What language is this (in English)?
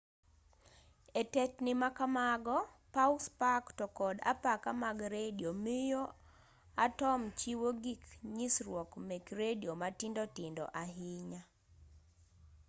Luo (Kenya and Tanzania)